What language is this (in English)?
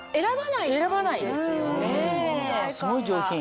Japanese